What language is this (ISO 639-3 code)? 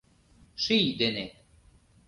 chm